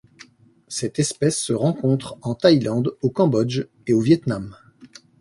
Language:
French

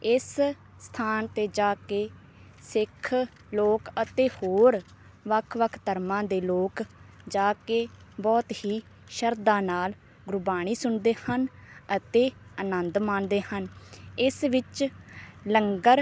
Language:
Punjabi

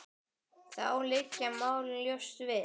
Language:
Icelandic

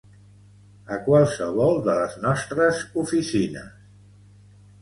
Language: Catalan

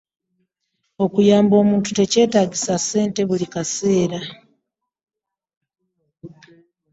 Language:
Ganda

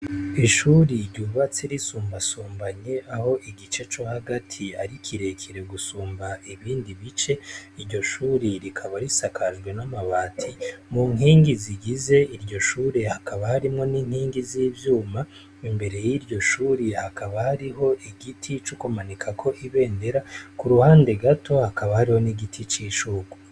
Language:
Rundi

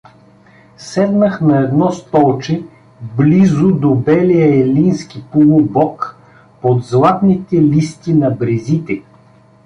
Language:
Bulgarian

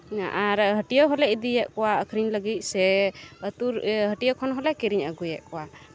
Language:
Santali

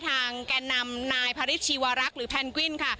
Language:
Thai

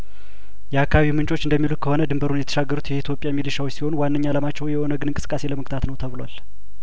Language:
Amharic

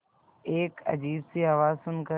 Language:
Hindi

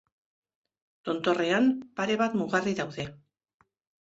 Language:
Basque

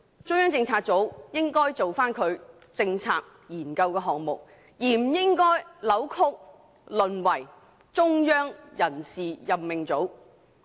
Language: Cantonese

